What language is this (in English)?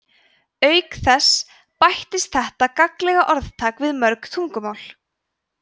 Icelandic